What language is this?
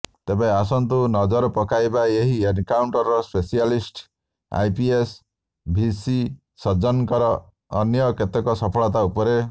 Odia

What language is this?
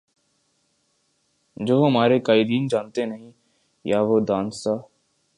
Urdu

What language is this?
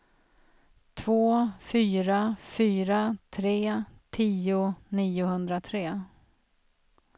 Swedish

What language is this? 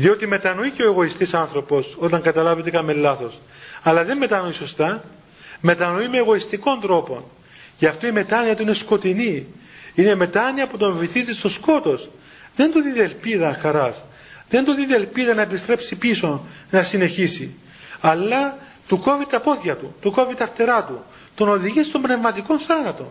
Greek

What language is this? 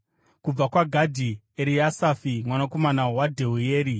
Shona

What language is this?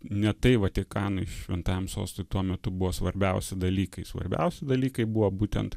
Lithuanian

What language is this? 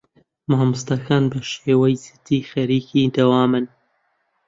Central Kurdish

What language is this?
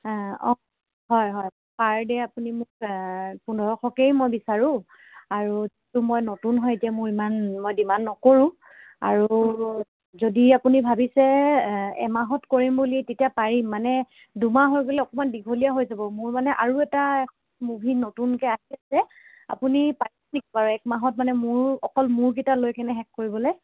Assamese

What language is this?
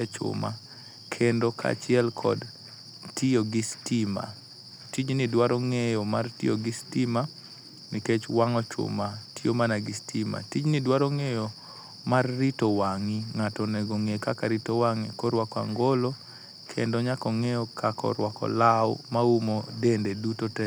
Luo (Kenya and Tanzania)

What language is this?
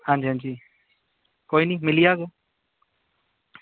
Dogri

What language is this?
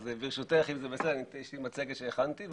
Hebrew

